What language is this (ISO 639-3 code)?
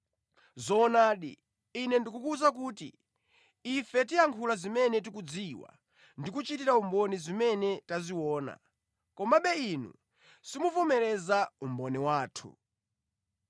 nya